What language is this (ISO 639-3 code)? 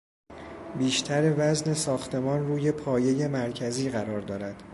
fas